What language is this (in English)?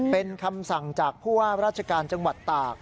Thai